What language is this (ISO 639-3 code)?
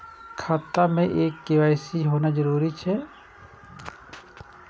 mai